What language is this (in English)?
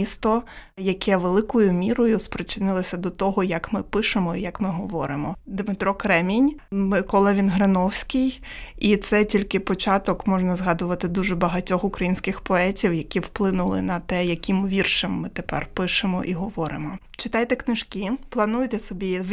Ukrainian